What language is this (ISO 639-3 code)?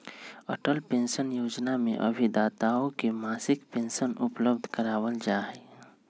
mag